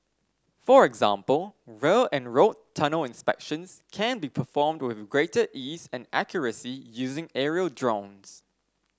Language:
English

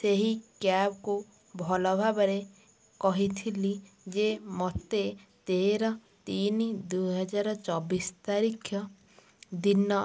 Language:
Odia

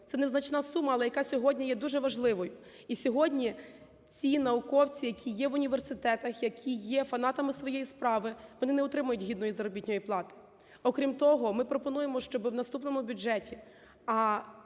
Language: Ukrainian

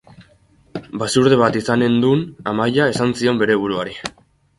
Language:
Basque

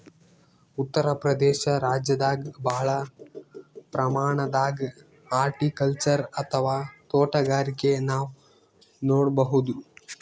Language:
Kannada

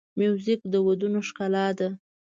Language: Pashto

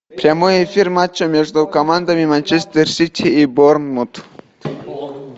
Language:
Russian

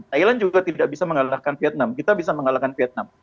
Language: Indonesian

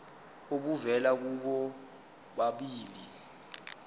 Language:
Zulu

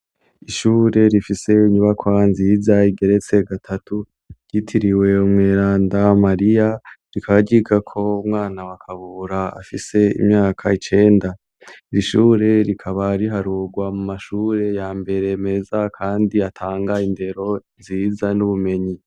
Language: Rundi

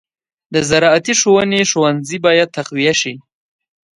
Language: Pashto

